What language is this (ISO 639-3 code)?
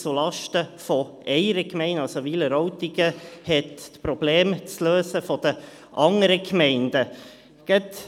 gsw